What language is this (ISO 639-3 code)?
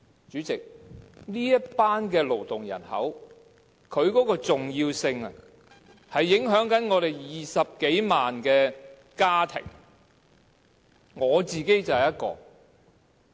yue